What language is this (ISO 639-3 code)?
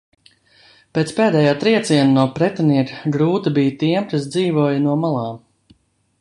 lav